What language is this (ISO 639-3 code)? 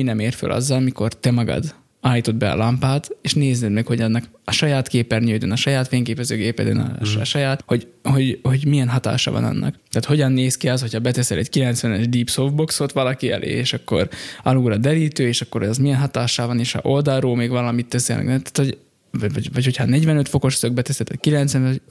hun